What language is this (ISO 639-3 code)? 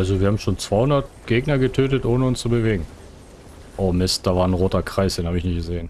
deu